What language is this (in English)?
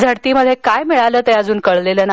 Marathi